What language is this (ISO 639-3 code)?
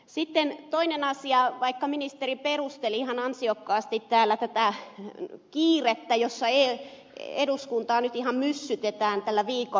fin